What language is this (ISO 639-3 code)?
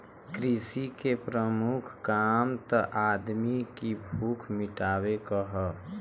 bho